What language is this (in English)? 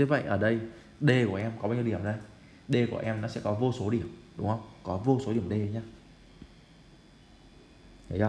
Vietnamese